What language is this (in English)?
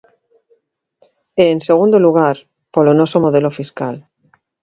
Galician